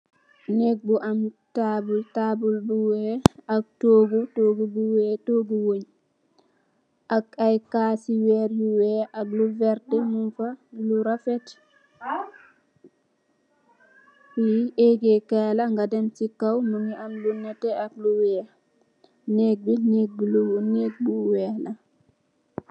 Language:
Wolof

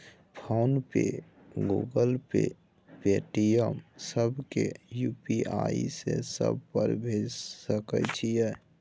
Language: Maithili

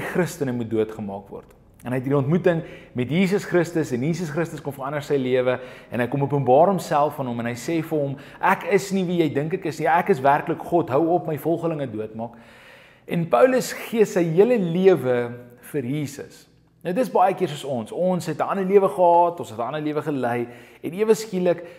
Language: Dutch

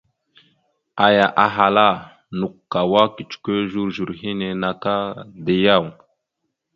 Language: Mada (Cameroon)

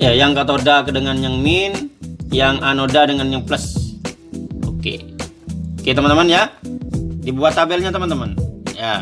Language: Indonesian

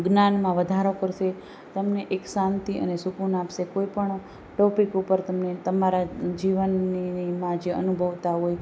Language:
Gujarati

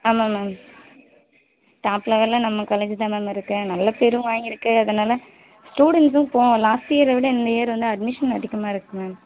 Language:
Tamil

